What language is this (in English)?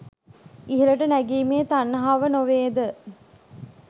Sinhala